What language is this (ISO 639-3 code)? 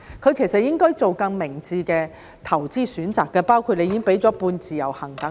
yue